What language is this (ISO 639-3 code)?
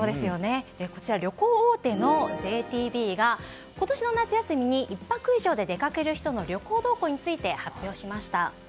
jpn